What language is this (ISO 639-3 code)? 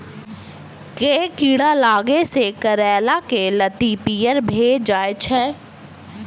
mai